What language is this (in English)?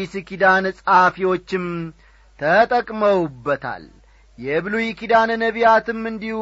Amharic